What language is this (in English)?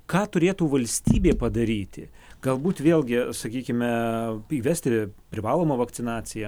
Lithuanian